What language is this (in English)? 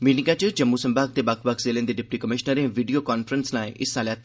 Dogri